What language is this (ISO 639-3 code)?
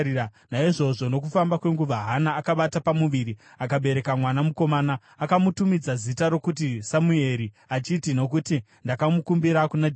sna